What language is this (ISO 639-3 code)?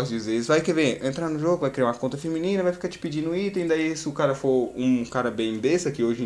por